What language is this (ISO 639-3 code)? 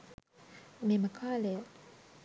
sin